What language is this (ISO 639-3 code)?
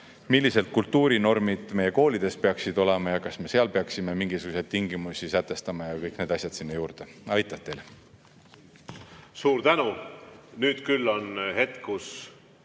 est